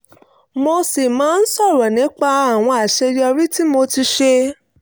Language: Yoruba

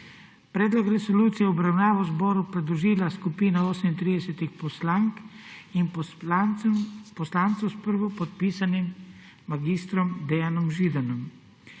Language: Slovenian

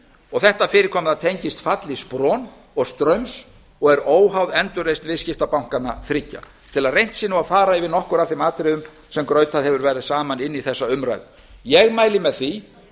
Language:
Icelandic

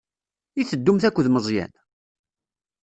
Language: Kabyle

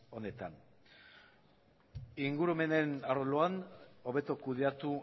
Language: Basque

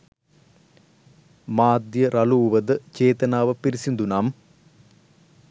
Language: Sinhala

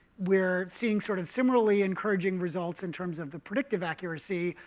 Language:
English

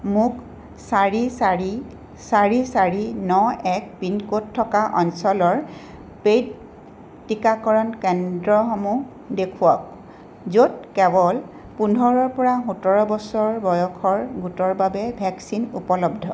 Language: Assamese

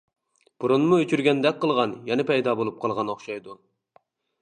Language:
Uyghur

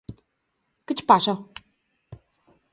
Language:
Galician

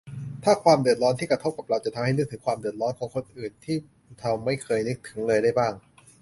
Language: Thai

